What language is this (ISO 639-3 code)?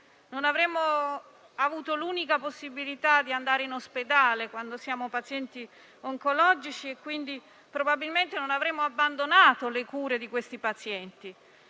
ita